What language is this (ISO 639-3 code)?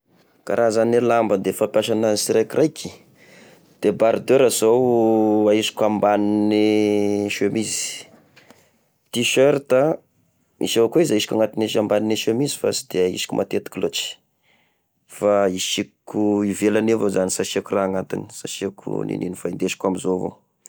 tkg